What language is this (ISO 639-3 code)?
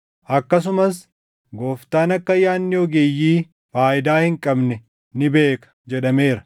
orm